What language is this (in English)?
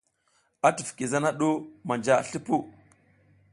South Giziga